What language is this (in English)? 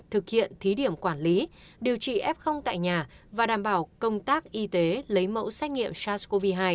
Vietnamese